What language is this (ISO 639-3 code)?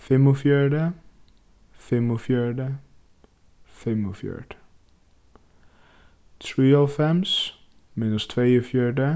fao